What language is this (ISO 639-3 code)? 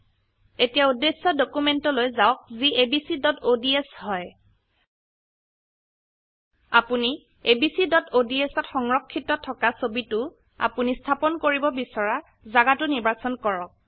asm